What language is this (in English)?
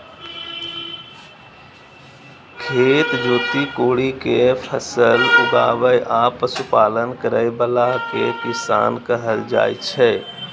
Maithili